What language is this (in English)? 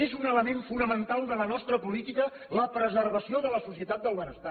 Catalan